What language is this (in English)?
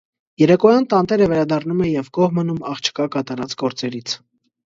Armenian